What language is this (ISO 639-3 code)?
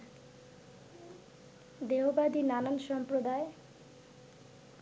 ben